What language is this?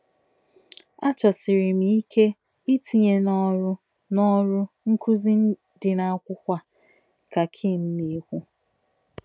Igbo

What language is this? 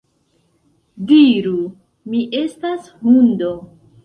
Esperanto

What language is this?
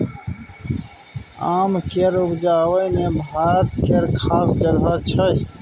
Maithili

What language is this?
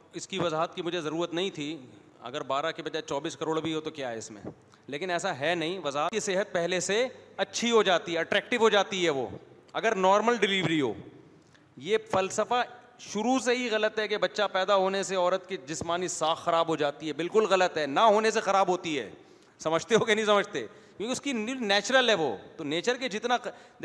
Urdu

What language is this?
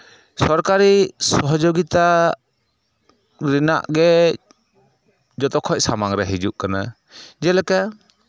Santali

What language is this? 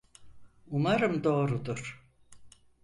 Turkish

